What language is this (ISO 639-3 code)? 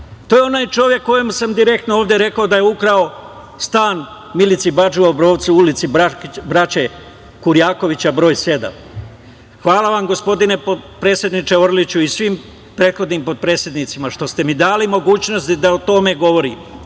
srp